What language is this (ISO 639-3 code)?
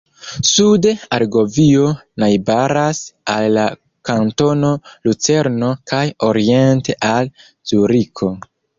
epo